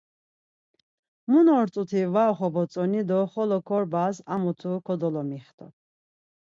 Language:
Laz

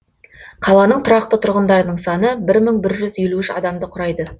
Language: Kazakh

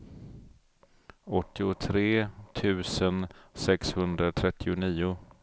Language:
Swedish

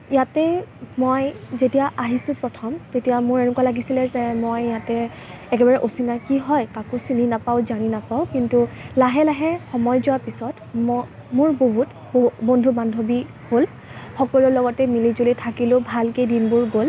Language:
Assamese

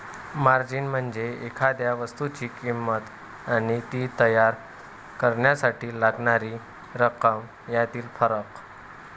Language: Marathi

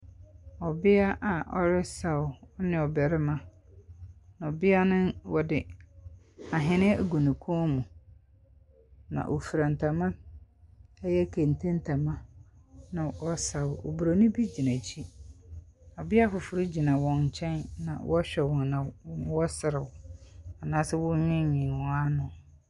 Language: Akan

